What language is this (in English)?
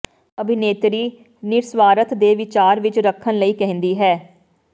Punjabi